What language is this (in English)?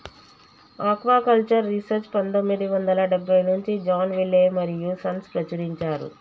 Telugu